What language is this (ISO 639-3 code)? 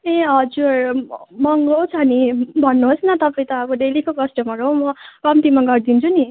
nep